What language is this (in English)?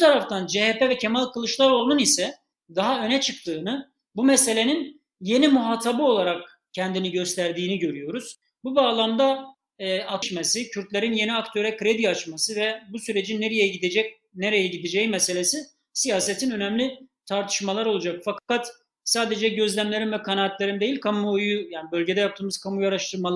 Turkish